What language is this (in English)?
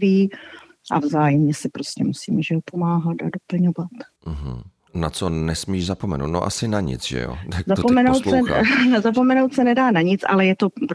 Czech